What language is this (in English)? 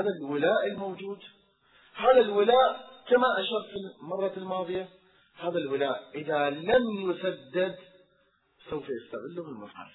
Arabic